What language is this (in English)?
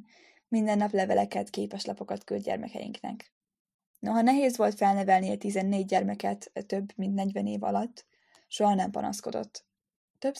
Hungarian